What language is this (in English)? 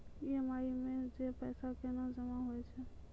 Maithili